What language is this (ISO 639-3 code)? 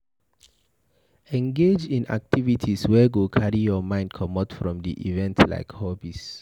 pcm